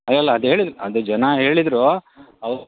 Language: Kannada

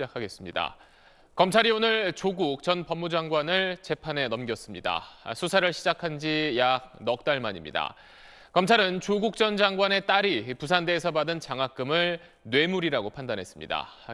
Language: Korean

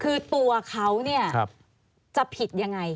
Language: Thai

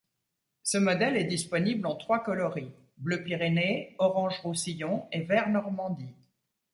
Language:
French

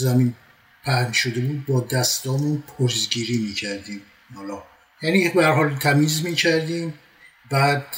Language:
Persian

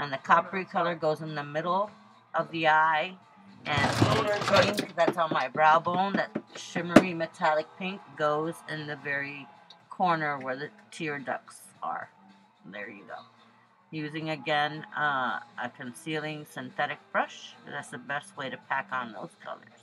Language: English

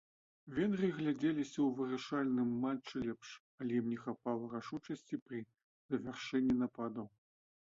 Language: Belarusian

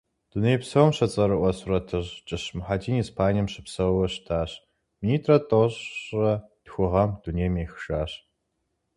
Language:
Kabardian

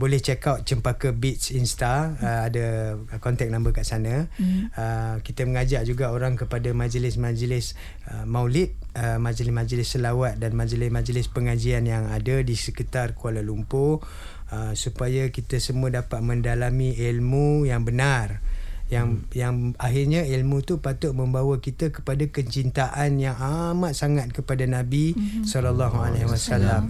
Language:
Malay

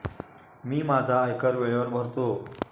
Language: Marathi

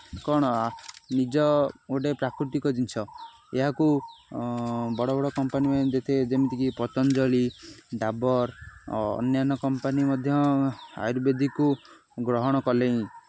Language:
Odia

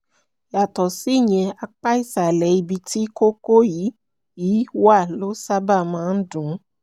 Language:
Yoruba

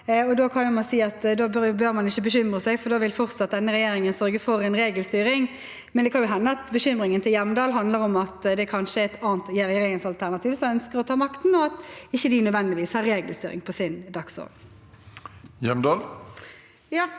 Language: Norwegian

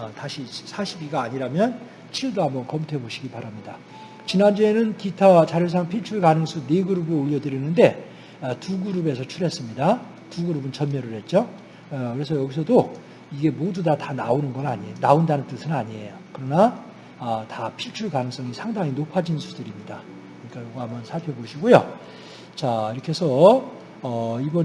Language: Korean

